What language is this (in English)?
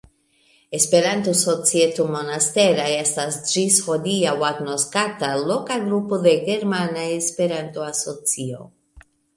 Esperanto